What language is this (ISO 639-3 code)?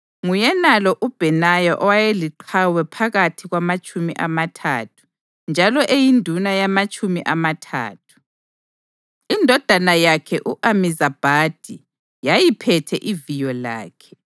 nde